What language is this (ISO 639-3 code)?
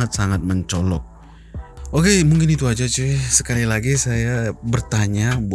ind